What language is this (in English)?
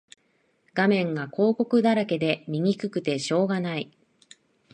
Japanese